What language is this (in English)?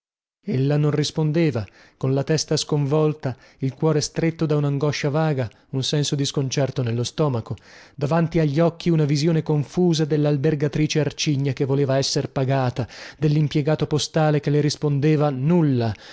Italian